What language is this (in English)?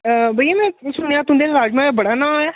Dogri